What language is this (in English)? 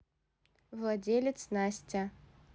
Russian